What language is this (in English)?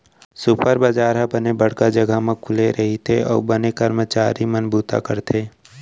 Chhattisgarhi